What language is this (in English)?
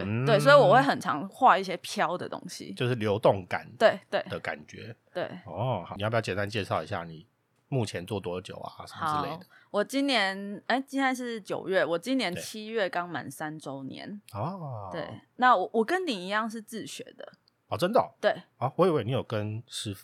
Chinese